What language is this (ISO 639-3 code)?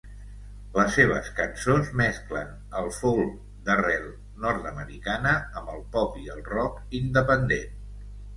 cat